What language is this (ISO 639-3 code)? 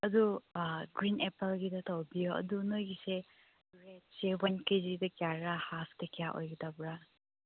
mni